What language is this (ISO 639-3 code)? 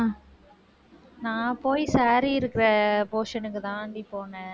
tam